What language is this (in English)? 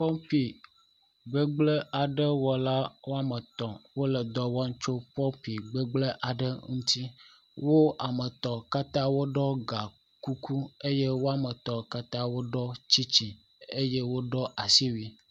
Ewe